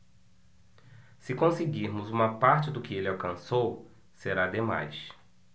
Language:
Portuguese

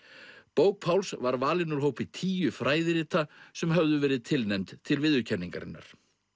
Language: Icelandic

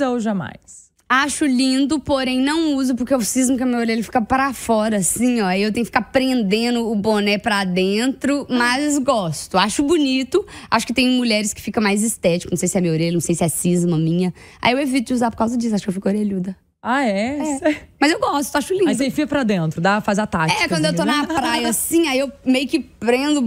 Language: Portuguese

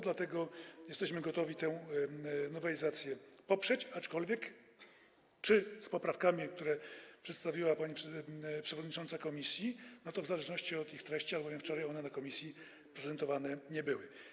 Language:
Polish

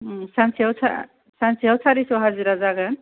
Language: Bodo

